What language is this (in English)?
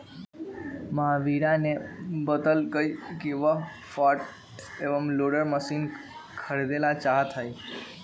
Magahi